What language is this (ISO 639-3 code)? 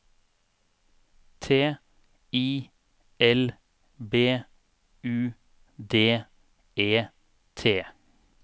nor